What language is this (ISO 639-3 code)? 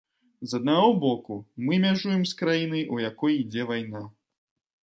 bel